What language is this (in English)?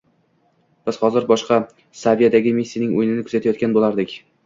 Uzbek